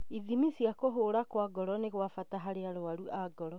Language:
Kikuyu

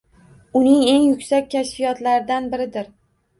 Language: Uzbek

